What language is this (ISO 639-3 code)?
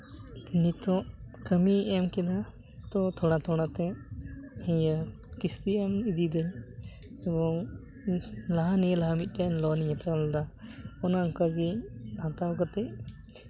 sat